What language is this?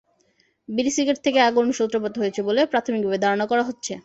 Bangla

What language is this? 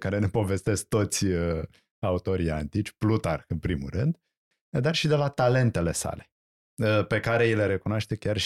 Romanian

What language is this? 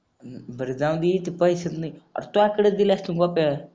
Marathi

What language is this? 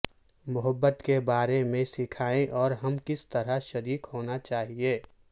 Urdu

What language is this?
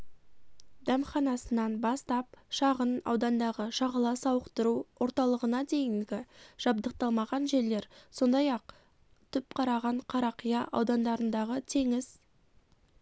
Kazakh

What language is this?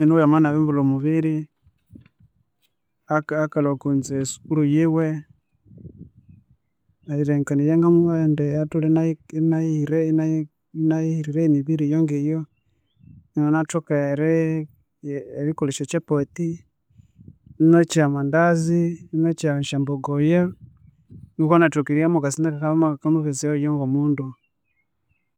Konzo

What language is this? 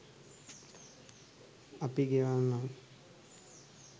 Sinhala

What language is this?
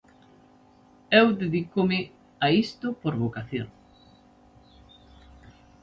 Galician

